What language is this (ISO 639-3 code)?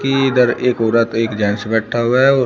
hin